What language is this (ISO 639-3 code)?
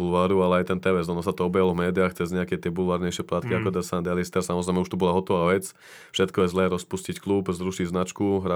slk